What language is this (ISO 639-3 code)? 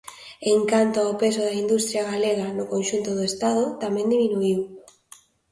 glg